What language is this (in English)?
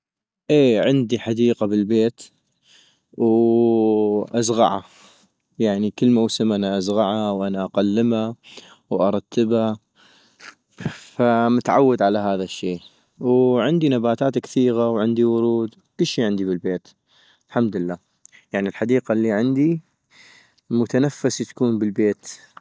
North Mesopotamian Arabic